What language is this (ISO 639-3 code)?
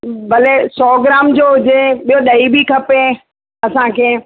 snd